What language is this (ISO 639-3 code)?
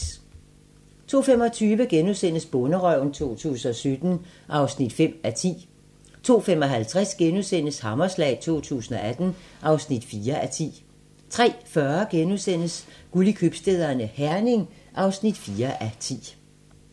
dan